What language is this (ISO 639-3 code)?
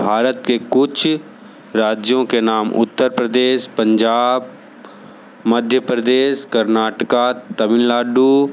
hin